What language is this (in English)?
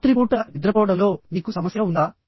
Telugu